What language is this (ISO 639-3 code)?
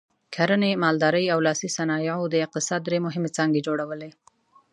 pus